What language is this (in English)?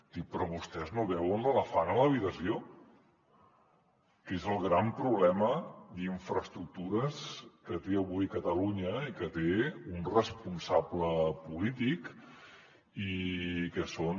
Catalan